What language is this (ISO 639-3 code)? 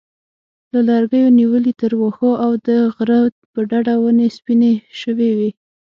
pus